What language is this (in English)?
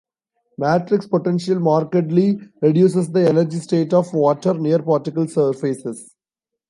English